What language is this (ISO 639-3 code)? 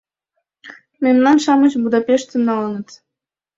chm